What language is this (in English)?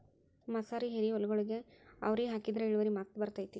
Kannada